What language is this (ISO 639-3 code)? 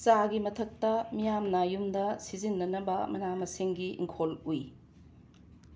mni